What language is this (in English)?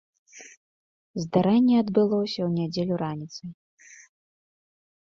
Belarusian